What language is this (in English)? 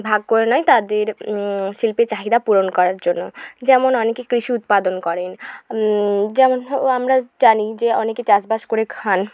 Bangla